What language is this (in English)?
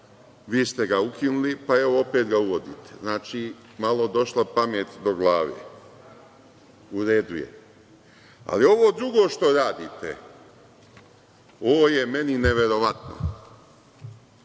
Serbian